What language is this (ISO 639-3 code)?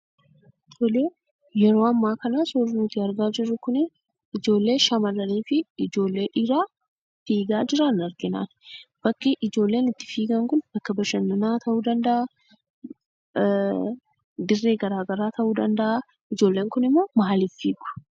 orm